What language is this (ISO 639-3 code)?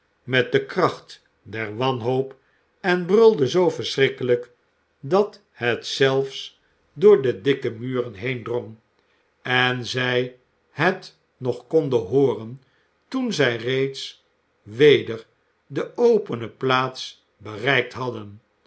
nld